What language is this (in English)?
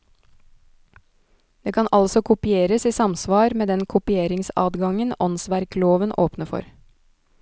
Norwegian